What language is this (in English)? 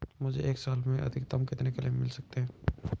Hindi